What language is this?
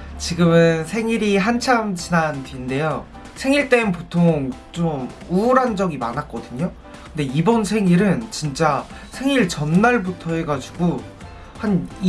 Korean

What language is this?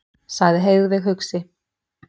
Icelandic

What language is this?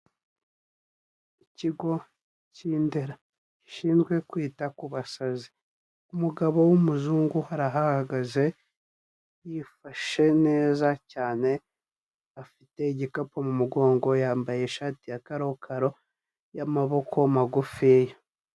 Kinyarwanda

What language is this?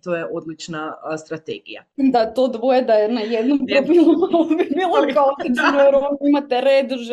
Croatian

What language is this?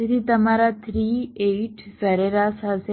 Gujarati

